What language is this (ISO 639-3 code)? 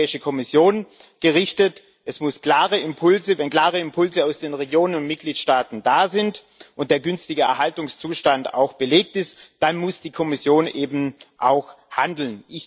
deu